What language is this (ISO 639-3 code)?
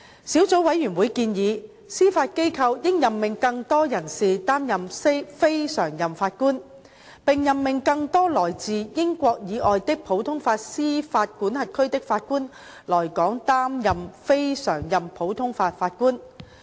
yue